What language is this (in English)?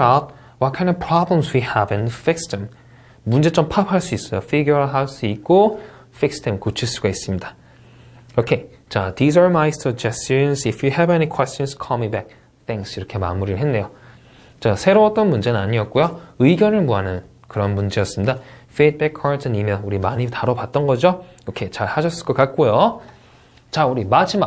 Korean